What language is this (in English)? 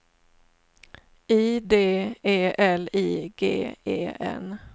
Swedish